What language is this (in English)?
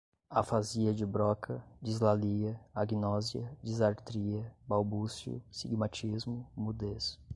Portuguese